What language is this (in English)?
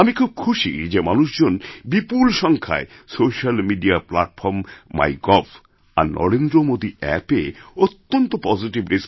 Bangla